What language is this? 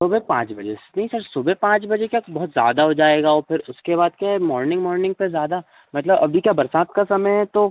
Hindi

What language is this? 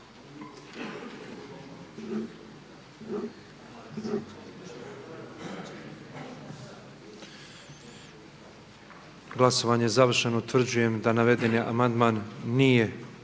Croatian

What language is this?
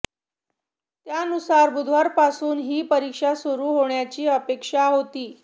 Marathi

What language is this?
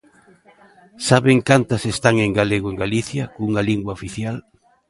Galician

